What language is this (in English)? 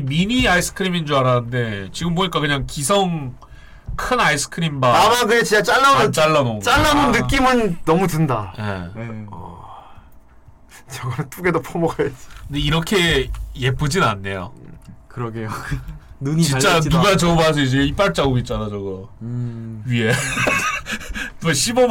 Korean